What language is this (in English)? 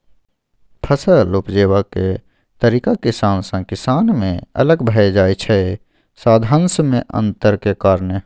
Maithili